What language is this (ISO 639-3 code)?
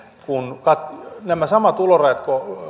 fin